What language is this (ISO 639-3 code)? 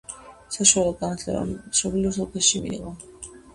kat